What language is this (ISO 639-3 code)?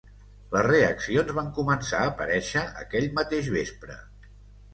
cat